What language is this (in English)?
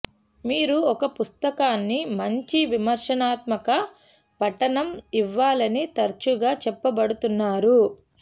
Telugu